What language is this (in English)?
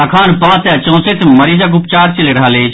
Maithili